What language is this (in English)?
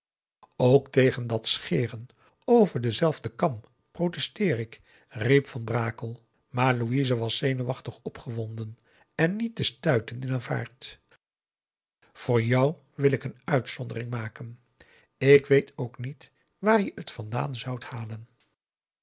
Dutch